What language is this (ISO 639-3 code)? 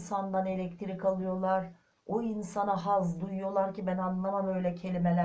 tur